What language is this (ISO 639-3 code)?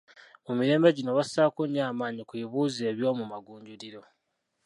lug